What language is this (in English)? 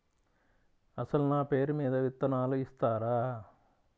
Telugu